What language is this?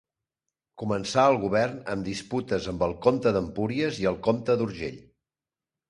Catalan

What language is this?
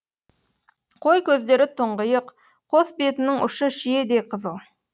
Kazakh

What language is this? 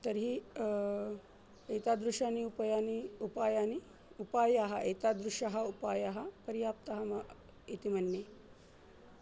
Sanskrit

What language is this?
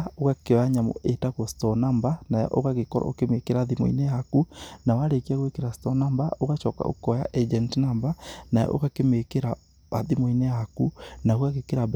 Kikuyu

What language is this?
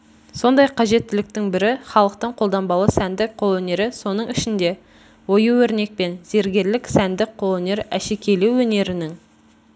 Kazakh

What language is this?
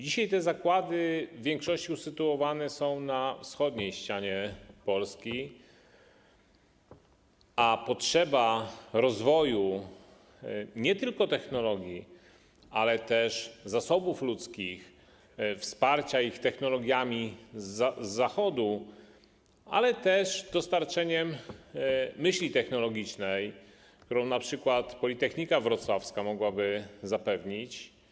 Polish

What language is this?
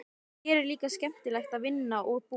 Icelandic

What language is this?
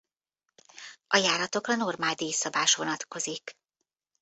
Hungarian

